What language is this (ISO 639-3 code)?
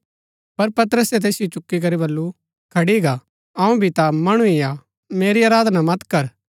gbk